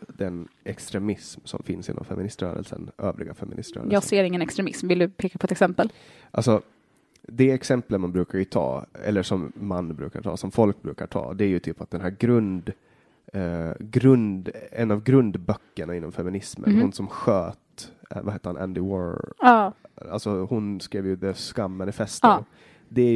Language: Swedish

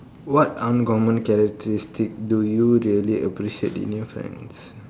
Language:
English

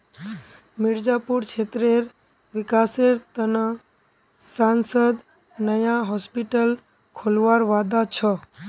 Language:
Magahi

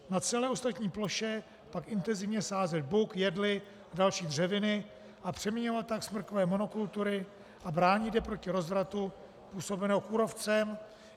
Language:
Czech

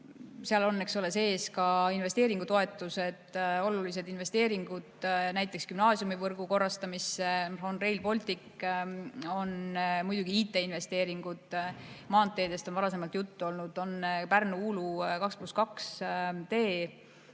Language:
Estonian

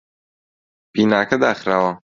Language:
Central Kurdish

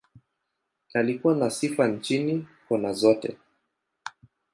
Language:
Swahili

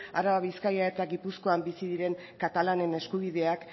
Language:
Basque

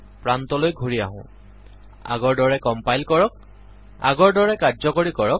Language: Assamese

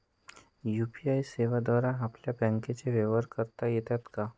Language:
Marathi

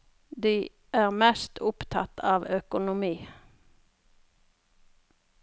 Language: Norwegian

